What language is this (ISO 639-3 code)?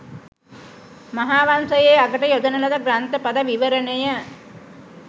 sin